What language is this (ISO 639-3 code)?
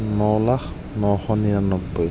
asm